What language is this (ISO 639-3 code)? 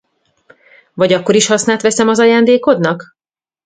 hun